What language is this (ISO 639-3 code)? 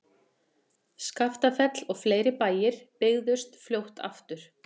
isl